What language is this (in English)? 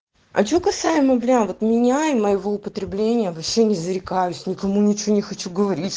Russian